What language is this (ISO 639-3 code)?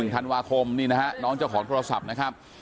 tha